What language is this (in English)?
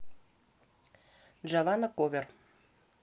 Russian